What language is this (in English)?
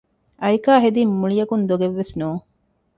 Divehi